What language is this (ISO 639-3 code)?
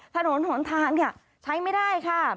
tha